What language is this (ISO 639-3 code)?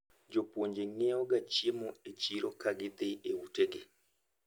luo